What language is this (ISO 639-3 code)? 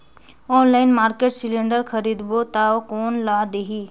hne